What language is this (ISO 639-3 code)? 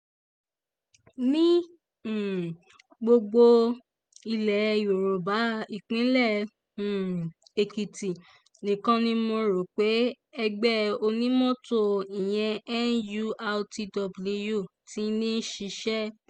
yor